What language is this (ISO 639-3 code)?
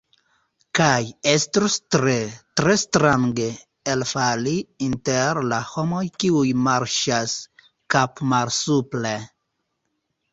epo